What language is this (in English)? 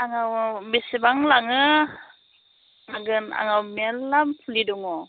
Bodo